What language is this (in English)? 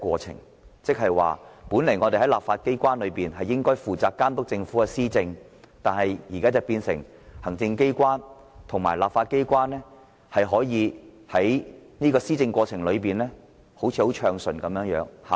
Cantonese